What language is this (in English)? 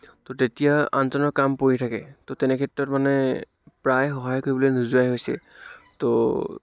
Assamese